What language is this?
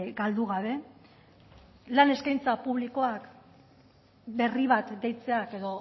Basque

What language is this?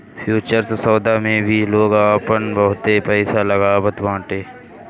Bhojpuri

